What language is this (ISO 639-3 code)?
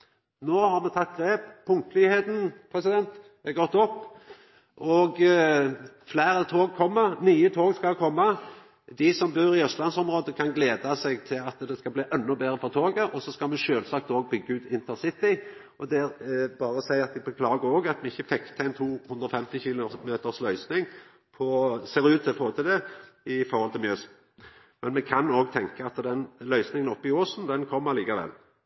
nno